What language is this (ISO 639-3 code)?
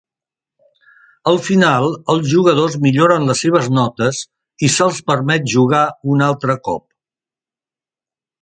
cat